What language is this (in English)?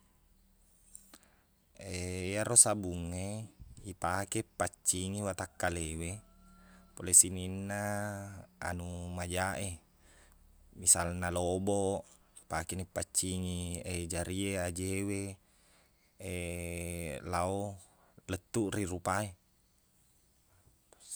Buginese